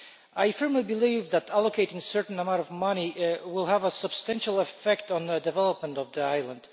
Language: English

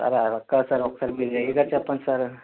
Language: Telugu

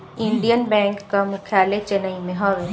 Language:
Bhojpuri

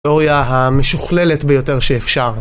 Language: Hebrew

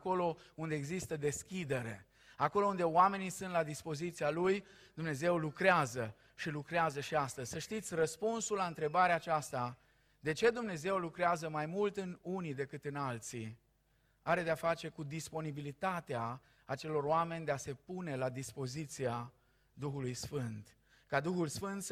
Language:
Romanian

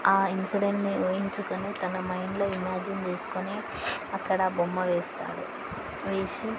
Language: Telugu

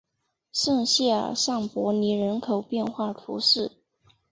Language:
Chinese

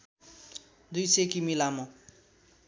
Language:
Nepali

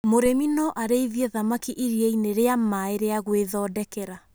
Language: Kikuyu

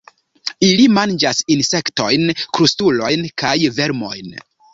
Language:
Esperanto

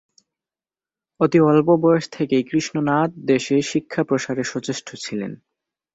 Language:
Bangla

